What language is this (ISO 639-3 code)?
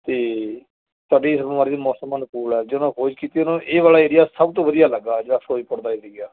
pan